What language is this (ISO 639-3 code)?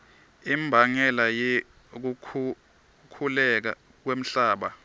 ssw